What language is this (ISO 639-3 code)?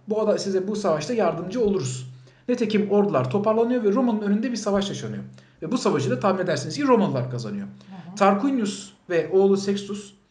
tur